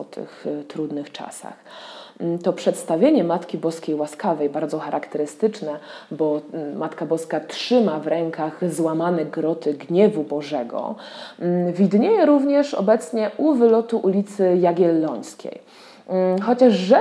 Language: Polish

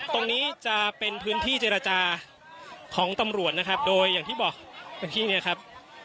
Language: Thai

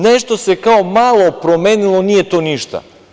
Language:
Serbian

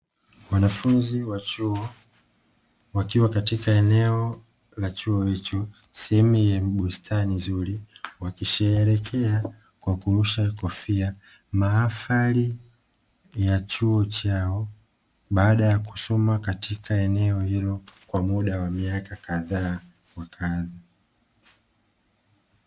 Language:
Swahili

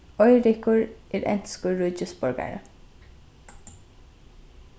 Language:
Faroese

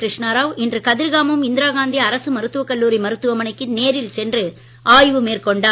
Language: Tamil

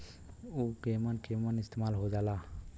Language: Bhojpuri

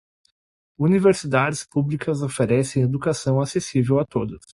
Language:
Portuguese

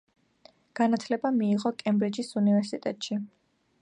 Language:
Georgian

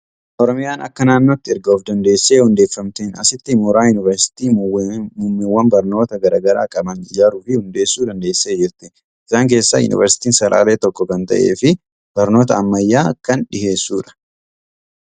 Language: Oromo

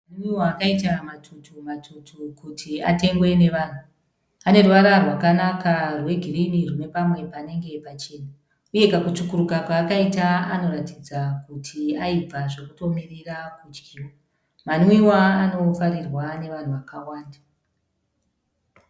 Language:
Shona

